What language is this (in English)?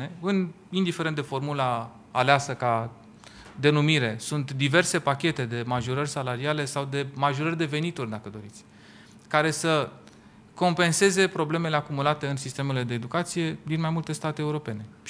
Romanian